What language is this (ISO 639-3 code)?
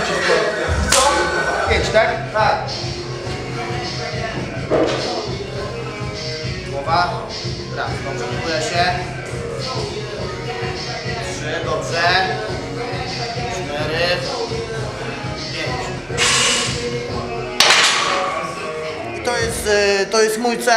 pol